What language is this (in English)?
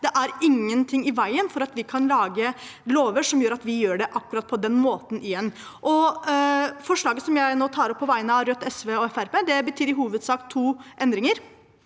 Norwegian